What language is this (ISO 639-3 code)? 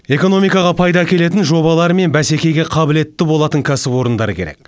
kaz